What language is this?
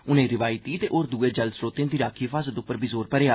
Dogri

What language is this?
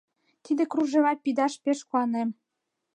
Mari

